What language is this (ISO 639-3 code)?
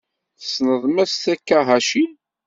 kab